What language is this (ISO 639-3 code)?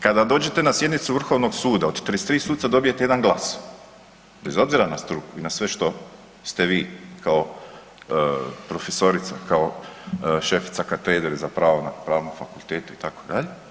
hrv